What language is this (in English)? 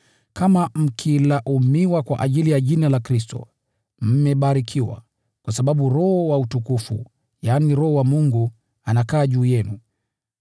Swahili